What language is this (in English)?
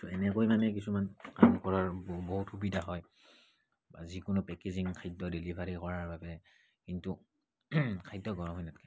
Assamese